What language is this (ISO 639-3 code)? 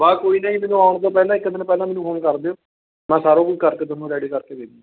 pan